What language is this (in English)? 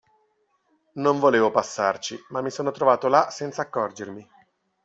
Italian